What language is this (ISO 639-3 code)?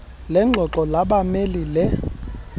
xho